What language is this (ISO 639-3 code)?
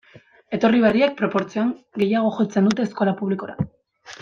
eus